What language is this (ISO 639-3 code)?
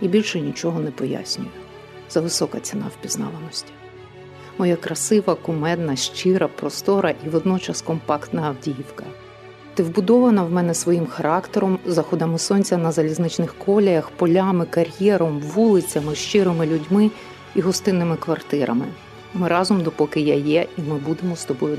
ukr